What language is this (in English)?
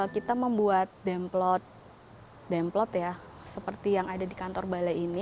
Indonesian